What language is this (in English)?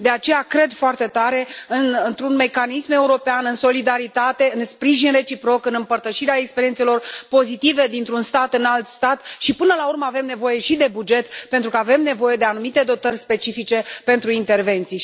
Romanian